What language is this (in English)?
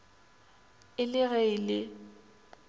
Northern Sotho